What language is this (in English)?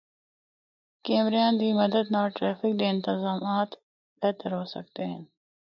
Northern Hindko